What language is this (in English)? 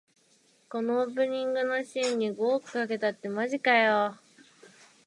Japanese